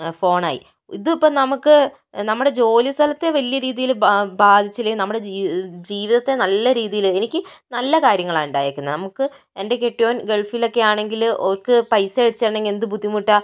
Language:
Malayalam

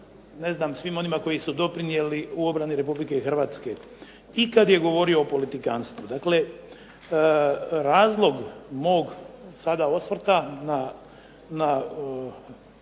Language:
Croatian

